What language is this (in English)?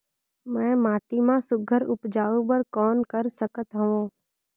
Chhattisgarhi